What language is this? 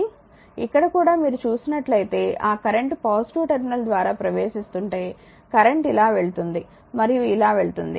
Telugu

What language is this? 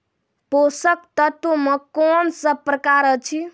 Maithili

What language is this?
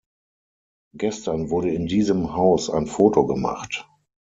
German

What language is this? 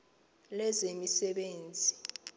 Xhosa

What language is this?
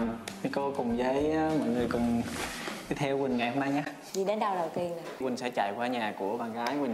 Vietnamese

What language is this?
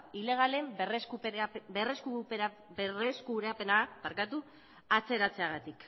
Basque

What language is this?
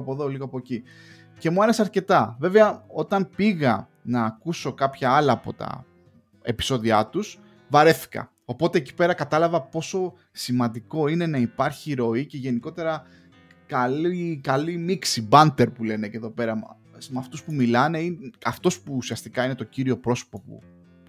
Greek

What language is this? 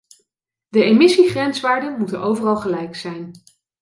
Dutch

